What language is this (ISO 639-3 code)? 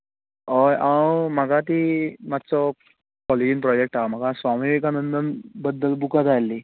kok